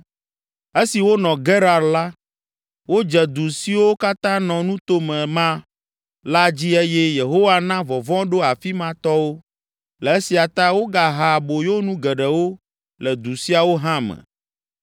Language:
Ewe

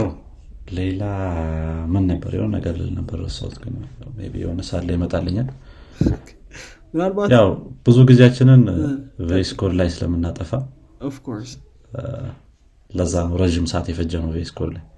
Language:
Amharic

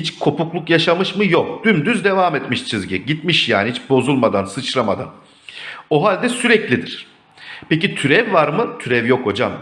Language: Turkish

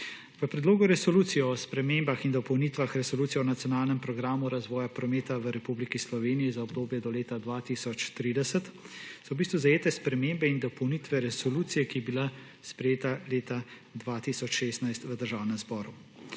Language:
Slovenian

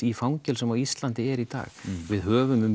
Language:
Icelandic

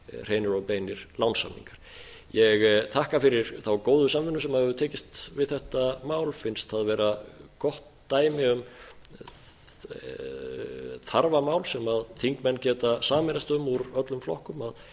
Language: Icelandic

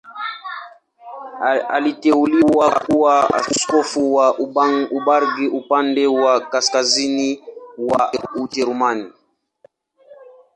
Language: Swahili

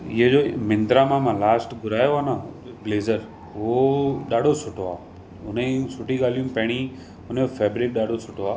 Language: Sindhi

